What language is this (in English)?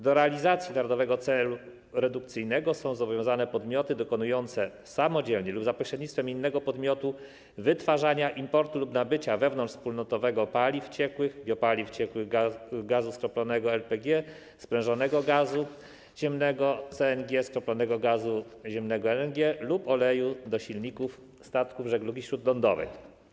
Polish